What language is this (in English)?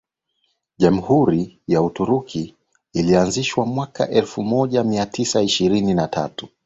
Swahili